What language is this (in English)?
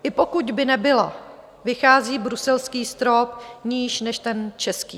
Czech